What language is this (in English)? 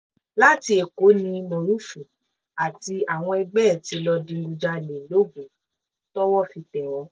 Yoruba